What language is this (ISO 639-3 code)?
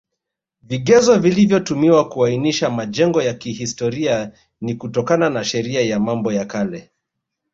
swa